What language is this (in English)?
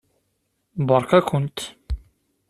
Kabyle